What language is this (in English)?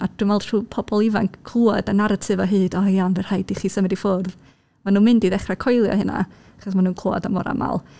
Welsh